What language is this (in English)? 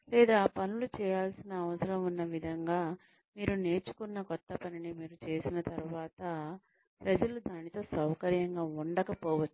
Telugu